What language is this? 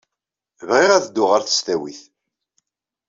Kabyle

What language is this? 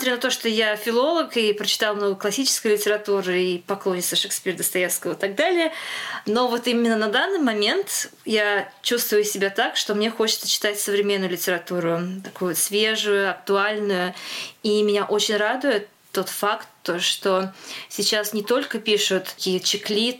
Russian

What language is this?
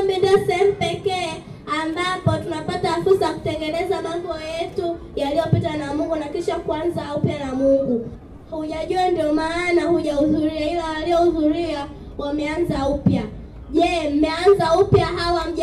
Swahili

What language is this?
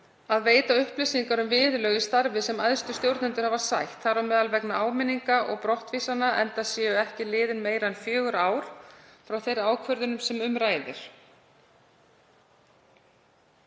Icelandic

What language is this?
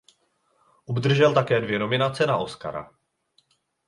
Czech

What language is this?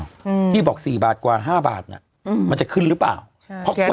Thai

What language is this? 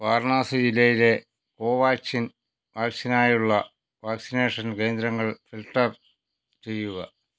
Malayalam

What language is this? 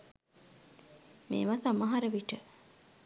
Sinhala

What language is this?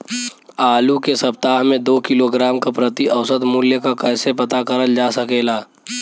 Bhojpuri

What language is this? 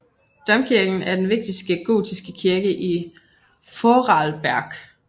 Danish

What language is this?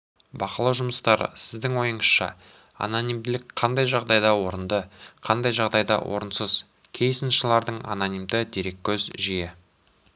Kazakh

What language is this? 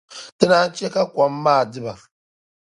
Dagbani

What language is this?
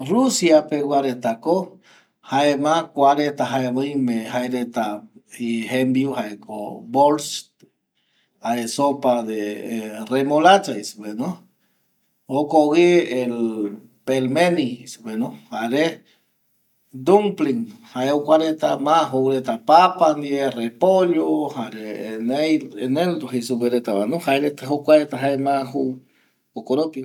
Eastern Bolivian Guaraní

